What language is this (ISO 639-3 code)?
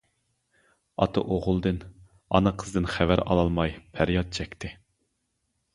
uig